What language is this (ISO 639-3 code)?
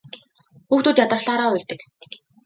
mon